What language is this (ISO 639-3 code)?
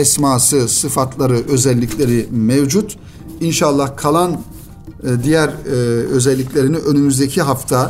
tur